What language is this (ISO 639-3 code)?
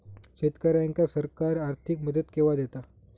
mar